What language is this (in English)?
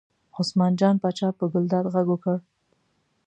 Pashto